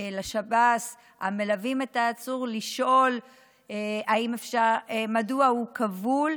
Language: Hebrew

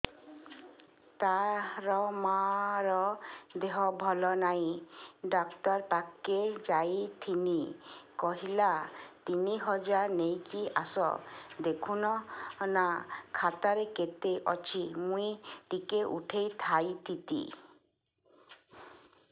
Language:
Odia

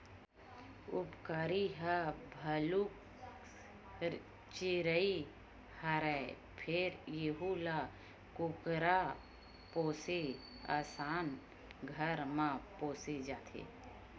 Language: Chhattisgarhi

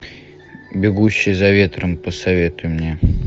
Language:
Russian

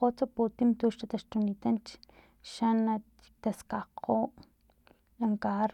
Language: Filomena Mata-Coahuitlán Totonac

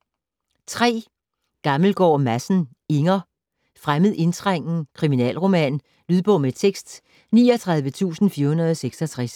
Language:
Danish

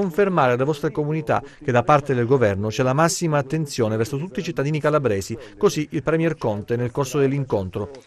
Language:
Italian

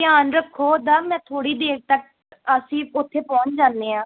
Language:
Punjabi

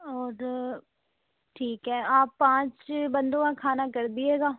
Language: Urdu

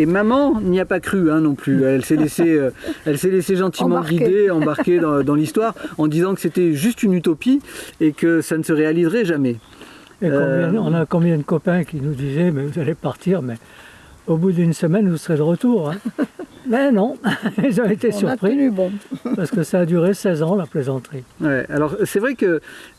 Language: French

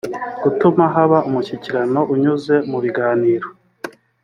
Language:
Kinyarwanda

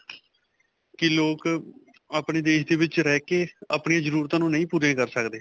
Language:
Punjabi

